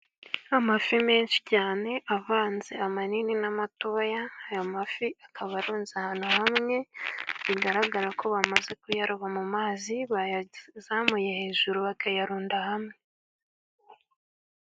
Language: Kinyarwanda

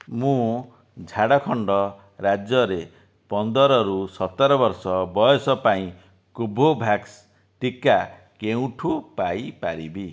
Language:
Odia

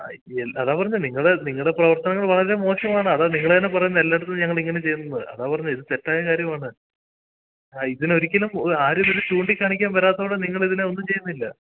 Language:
Malayalam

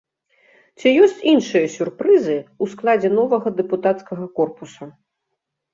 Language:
Belarusian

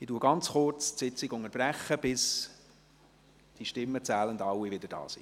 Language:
Swiss German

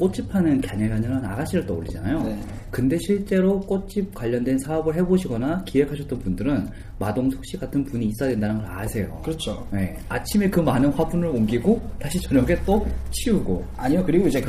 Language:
Korean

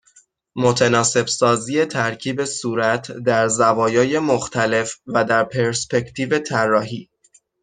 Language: Persian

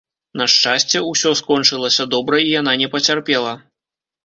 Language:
Belarusian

